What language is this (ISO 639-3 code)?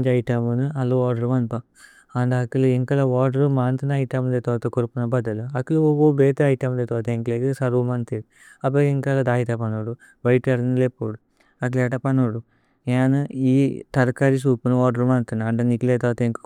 tcy